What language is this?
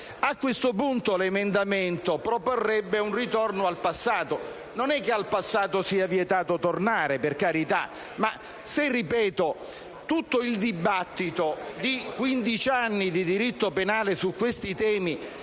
Italian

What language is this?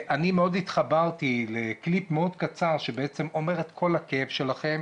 Hebrew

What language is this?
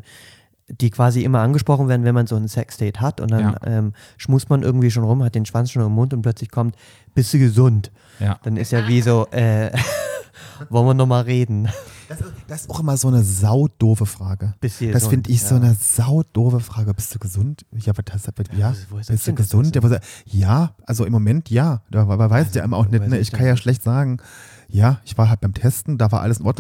German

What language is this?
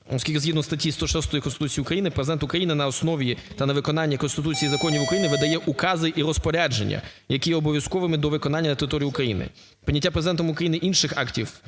Ukrainian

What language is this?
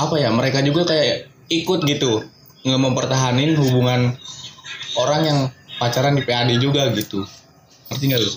Indonesian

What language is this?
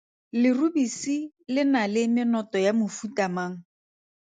Tswana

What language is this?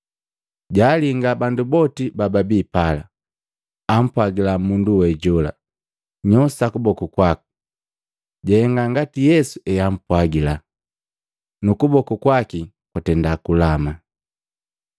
Matengo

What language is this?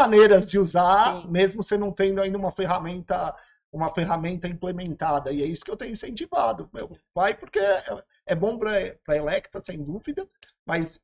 Portuguese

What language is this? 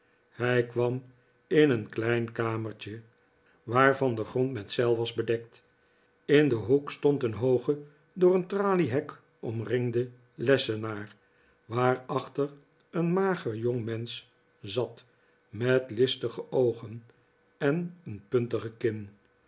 Dutch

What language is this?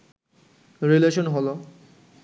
Bangla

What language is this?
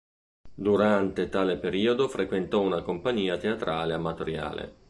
Italian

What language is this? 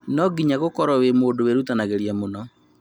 Kikuyu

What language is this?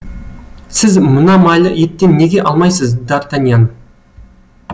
Kazakh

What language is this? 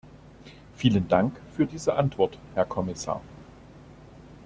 German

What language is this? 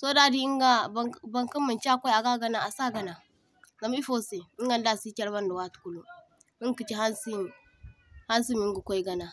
Zarma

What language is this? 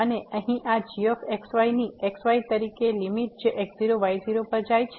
Gujarati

